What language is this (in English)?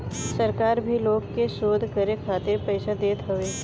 Bhojpuri